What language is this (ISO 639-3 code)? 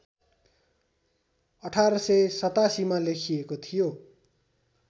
nep